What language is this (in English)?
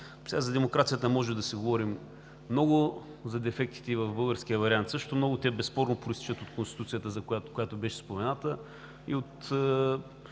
Bulgarian